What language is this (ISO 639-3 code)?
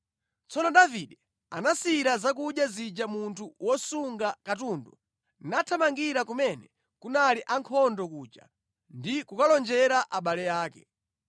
nya